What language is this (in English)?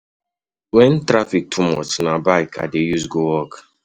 Nigerian Pidgin